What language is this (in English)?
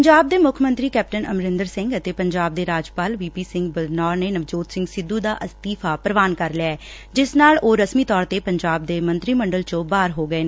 Punjabi